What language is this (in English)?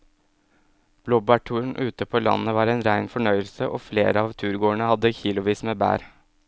Norwegian